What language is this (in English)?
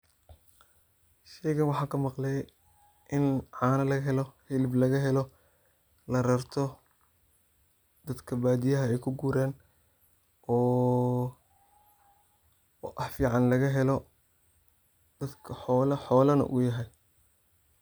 Somali